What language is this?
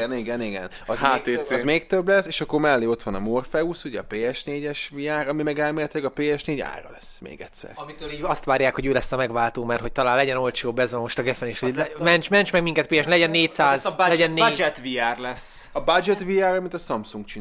Hungarian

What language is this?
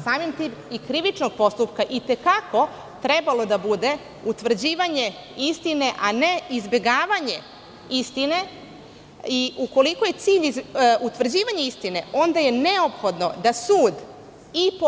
Serbian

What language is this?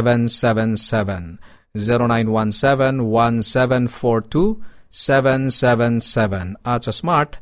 Filipino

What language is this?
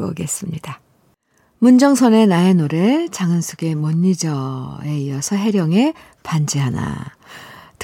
Korean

